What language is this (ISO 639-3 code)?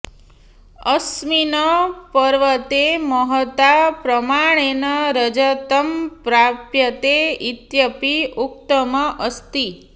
san